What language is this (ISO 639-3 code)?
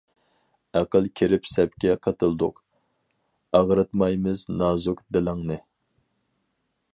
uig